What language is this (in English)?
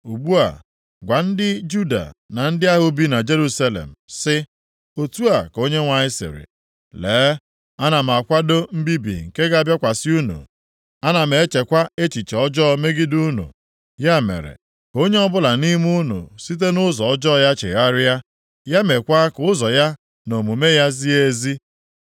Igbo